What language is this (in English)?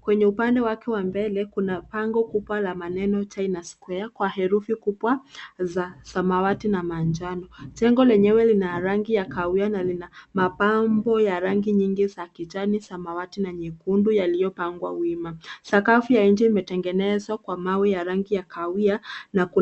Swahili